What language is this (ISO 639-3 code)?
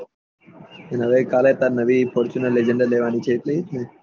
guj